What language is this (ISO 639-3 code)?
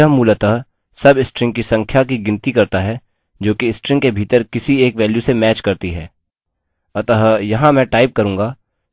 hin